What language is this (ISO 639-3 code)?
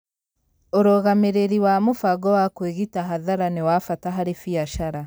kik